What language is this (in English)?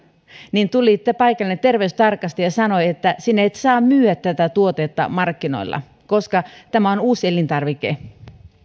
Finnish